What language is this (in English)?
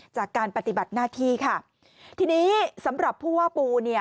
Thai